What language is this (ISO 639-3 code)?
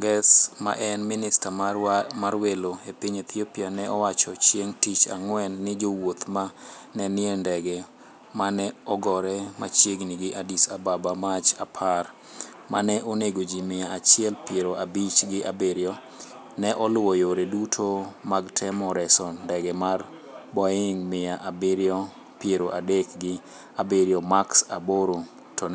luo